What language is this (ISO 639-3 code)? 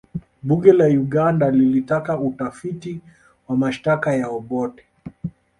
swa